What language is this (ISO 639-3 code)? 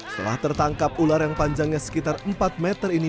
ind